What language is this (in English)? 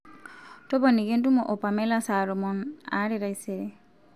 Masai